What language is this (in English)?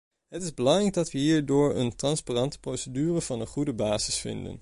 Dutch